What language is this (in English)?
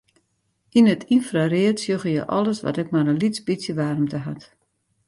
Western Frisian